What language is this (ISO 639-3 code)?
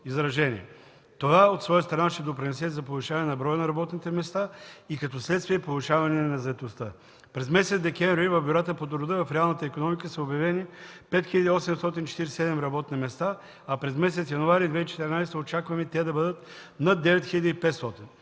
bul